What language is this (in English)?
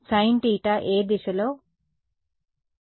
Telugu